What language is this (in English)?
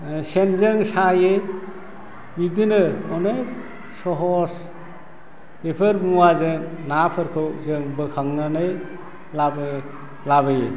Bodo